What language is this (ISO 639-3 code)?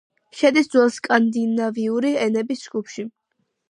kat